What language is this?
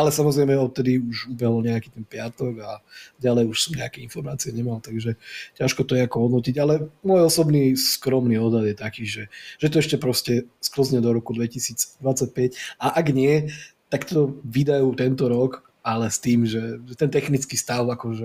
Slovak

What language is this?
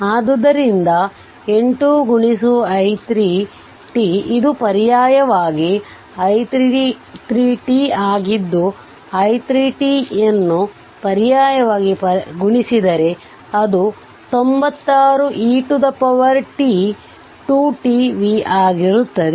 Kannada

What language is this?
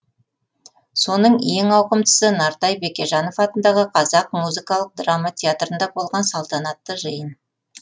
Kazakh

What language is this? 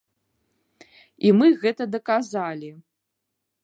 Belarusian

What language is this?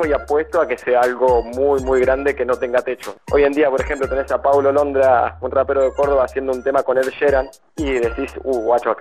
Spanish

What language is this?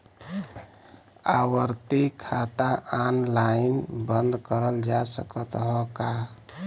Bhojpuri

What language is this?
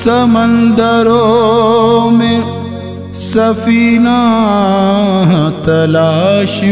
Arabic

